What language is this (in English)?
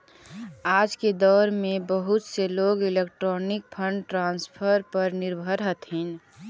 Magahi